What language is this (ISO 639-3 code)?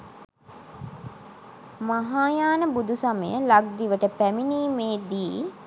sin